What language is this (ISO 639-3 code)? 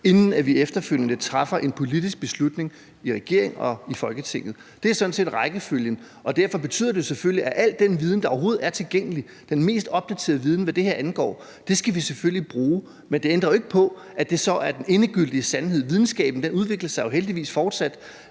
dan